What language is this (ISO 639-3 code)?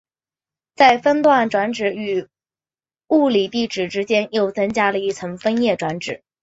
zho